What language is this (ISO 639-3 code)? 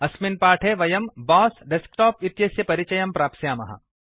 san